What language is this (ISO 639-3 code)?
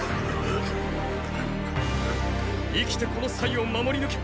jpn